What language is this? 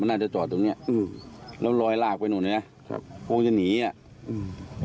Thai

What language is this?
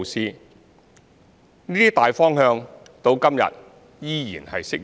Cantonese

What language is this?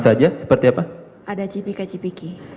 Indonesian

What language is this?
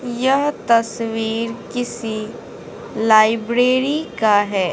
Hindi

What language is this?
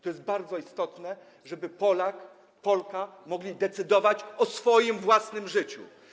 Polish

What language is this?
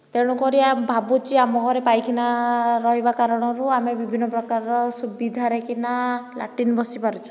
Odia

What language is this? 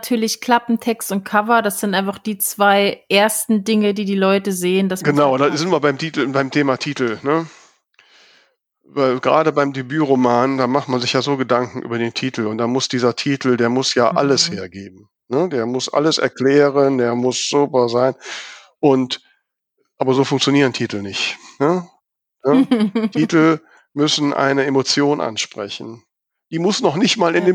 German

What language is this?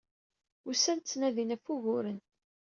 Kabyle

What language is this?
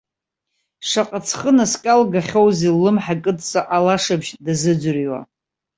Abkhazian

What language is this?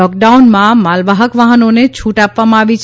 Gujarati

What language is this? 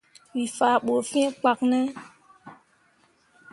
Mundang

